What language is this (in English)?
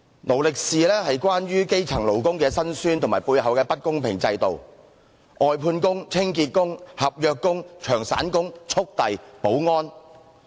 Cantonese